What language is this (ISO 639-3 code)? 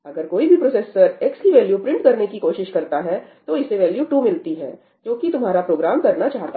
hin